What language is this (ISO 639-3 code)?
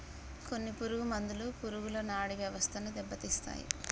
tel